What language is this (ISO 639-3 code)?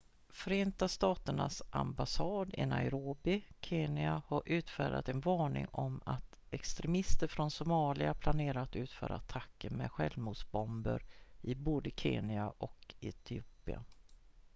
swe